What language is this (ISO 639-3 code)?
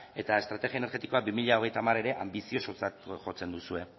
eus